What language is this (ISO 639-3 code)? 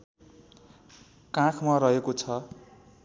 nep